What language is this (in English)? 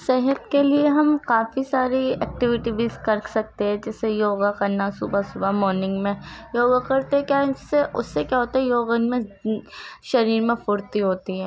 Urdu